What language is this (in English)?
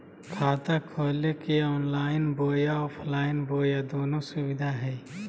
Magahi